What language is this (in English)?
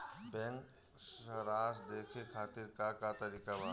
Bhojpuri